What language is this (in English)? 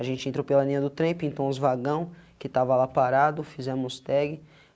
Portuguese